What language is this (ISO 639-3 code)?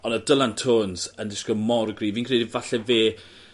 cym